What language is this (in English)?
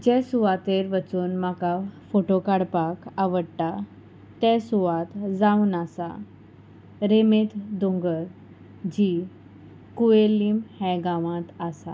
Konkani